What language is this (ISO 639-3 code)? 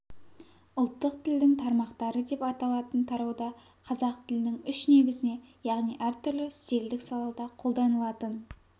kaz